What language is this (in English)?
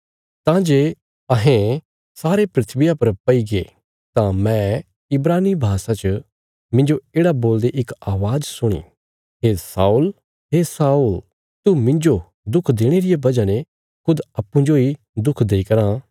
Bilaspuri